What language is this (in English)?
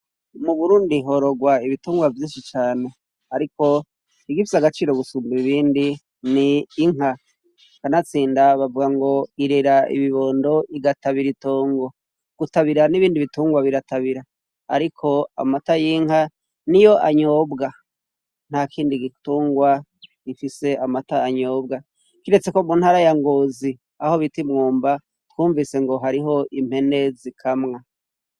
Rundi